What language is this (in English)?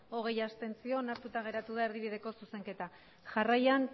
Basque